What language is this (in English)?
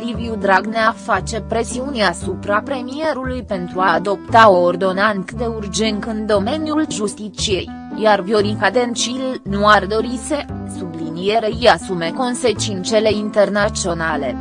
Romanian